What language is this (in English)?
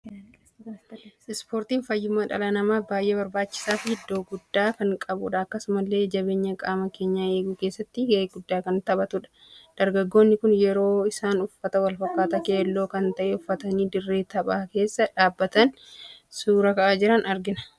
Oromo